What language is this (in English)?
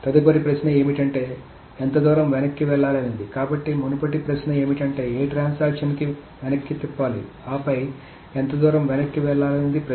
Telugu